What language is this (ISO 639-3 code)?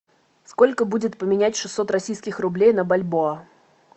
rus